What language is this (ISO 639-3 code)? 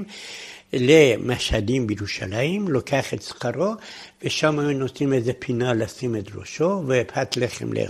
heb